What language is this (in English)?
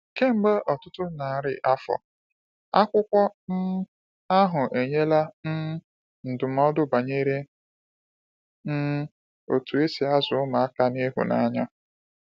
Igbo